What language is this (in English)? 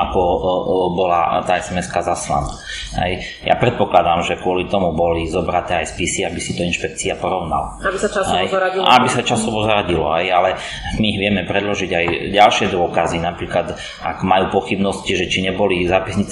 Slovak